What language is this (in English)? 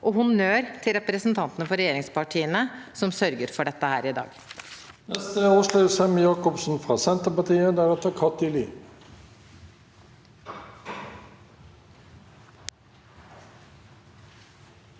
Norwegian